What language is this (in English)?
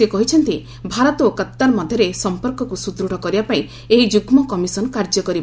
Odia